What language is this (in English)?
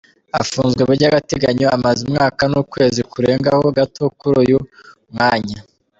Kinyarwanda